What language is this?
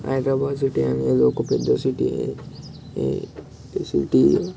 Telugu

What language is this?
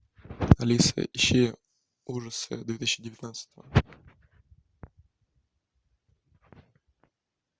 Russian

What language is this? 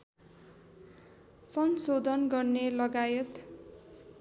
Nepali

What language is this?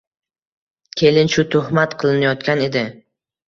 Uzbek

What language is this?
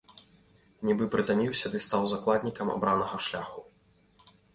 Belarusian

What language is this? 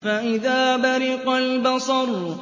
Arabic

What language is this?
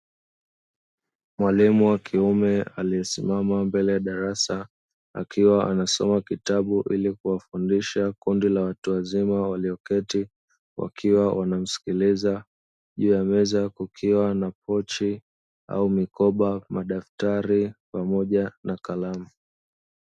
Swahili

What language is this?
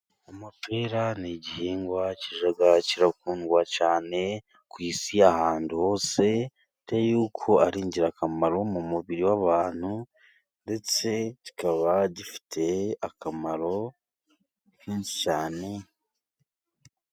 Kinyarwanda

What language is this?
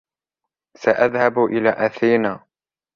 Arabic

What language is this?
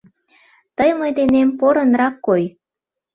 Mari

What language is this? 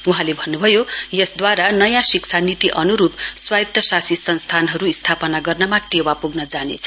Nepali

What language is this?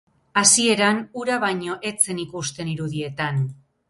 Basque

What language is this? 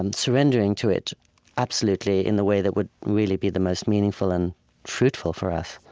English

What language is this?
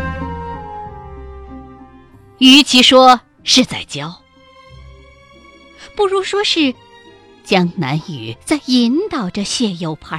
Chinese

